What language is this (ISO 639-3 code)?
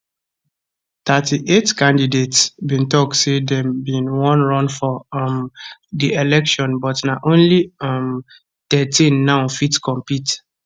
pcm